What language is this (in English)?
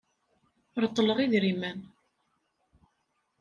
Kabyle